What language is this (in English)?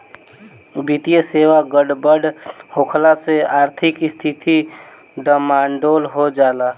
Bhojpuri